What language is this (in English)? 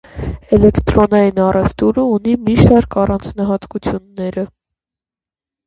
Armenian